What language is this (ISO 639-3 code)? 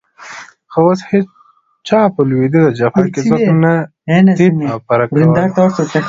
pus